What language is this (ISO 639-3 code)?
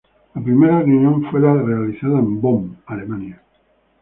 spa